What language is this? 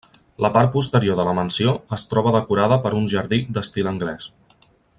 Catalan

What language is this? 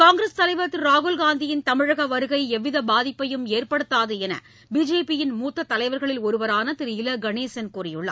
Tamil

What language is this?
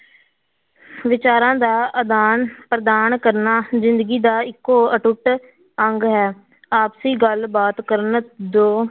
Punjabi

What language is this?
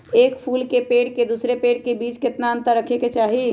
Magahi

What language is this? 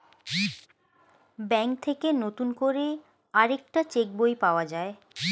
Bangla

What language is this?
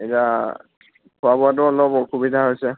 Assamese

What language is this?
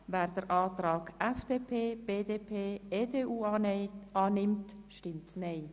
Swiss German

